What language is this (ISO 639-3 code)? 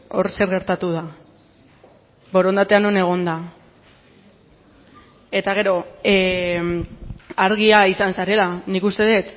eus